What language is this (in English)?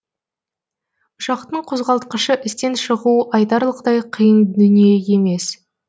Kazakh